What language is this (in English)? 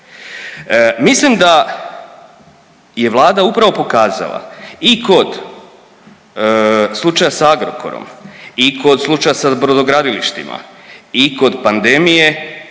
Croatian